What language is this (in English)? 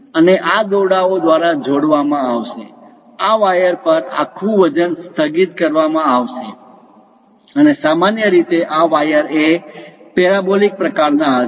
Gujarati